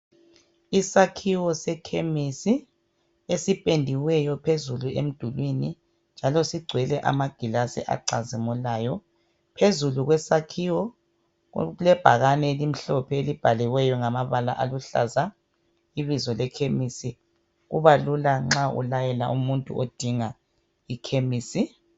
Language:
North Ndebele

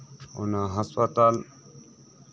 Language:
Santali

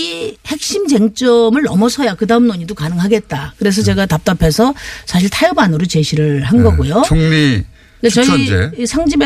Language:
Korean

